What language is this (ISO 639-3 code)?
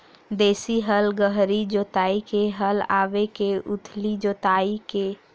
hne